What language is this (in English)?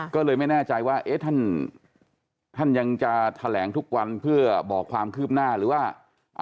Thai